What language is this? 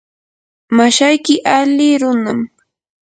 Yanahuanca Pasco Quechua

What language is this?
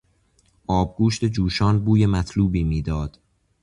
Persian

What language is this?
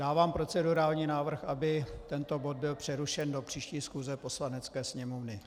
Czech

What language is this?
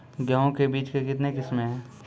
Maithili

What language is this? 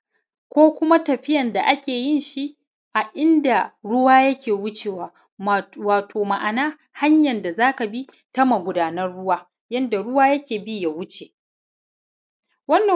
Hausa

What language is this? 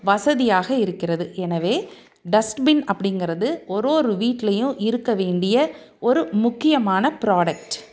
Tamil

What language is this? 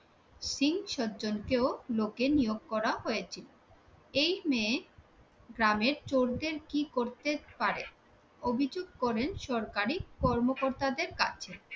Bangla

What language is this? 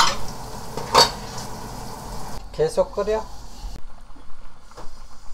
Korean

